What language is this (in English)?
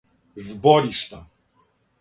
Serbian